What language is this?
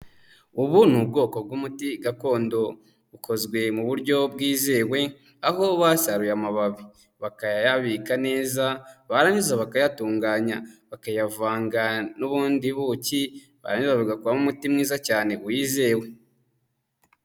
Kinyarwanda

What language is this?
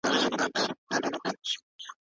Pashto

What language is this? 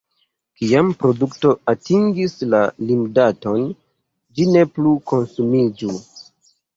Esperanto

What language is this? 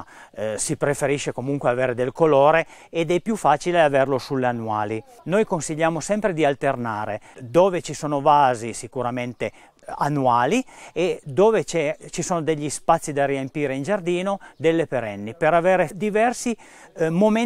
Italian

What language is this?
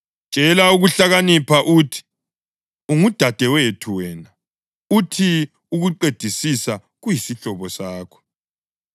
North Ndebele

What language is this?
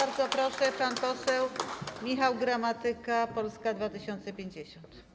Polish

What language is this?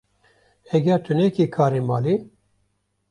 Kurdish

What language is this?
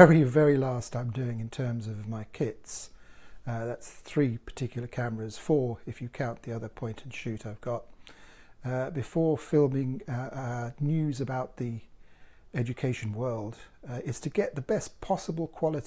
English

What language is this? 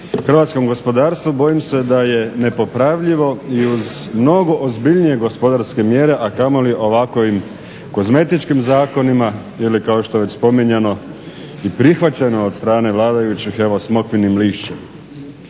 Croatian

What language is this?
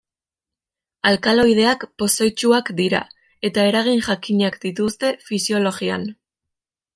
Basque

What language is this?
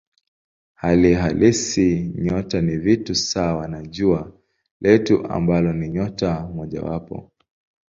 Swahili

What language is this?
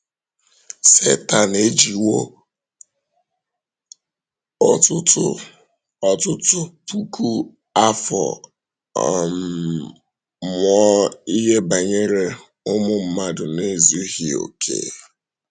Igbo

